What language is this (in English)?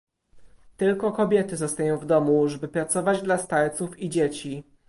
Polish